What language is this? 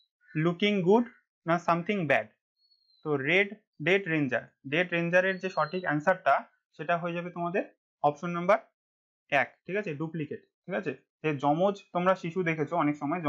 Hindi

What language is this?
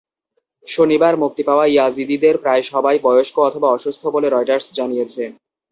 Bangla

